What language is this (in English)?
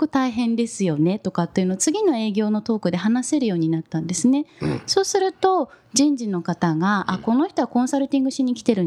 Japanese